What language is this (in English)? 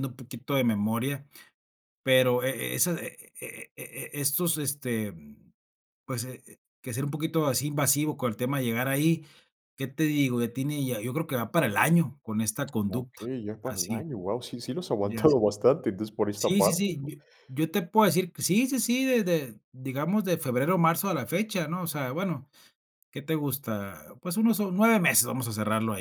Spanish